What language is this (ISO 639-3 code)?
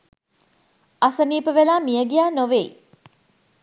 sin